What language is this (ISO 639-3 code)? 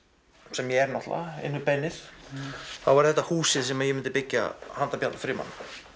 isl